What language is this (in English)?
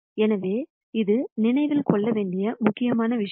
Tamil